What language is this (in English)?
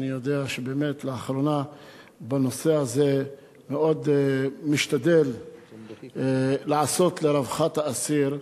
Hebrew